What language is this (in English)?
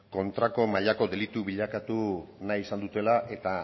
Basque